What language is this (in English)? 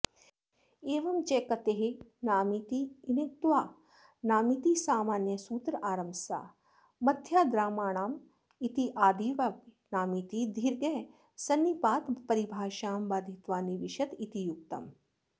Sanskrit